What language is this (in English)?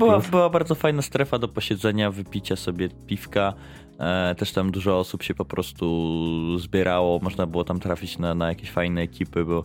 Polish